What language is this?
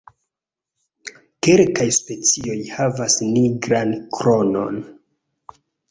Esperanto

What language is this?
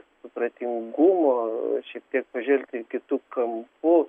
Lithuanian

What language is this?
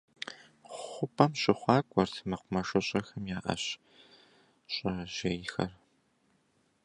Kabardian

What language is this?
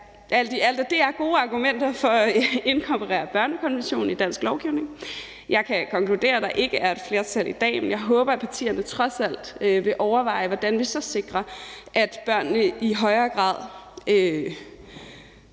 Danish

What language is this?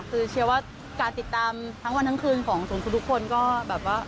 Thai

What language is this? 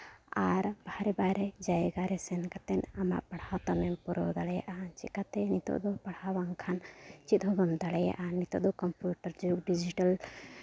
Santali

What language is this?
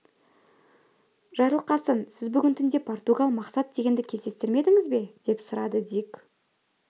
Kazakh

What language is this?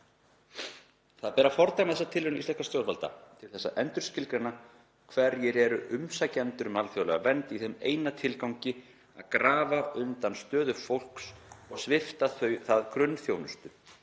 Icelandic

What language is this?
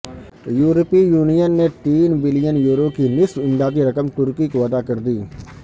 Urdu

